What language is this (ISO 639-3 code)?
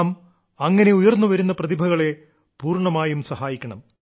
mal